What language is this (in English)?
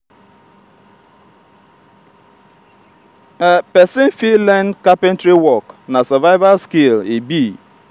Nigerian Pidgin